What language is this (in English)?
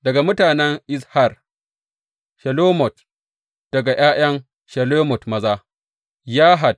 Hausa